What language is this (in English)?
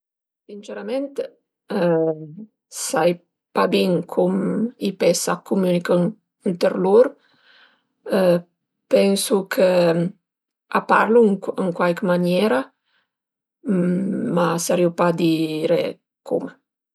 Piedmontese